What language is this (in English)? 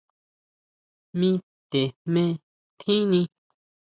Huautla Mazatec